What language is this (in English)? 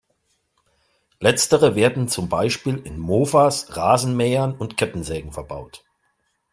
German